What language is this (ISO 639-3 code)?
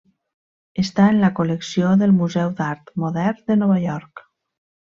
cat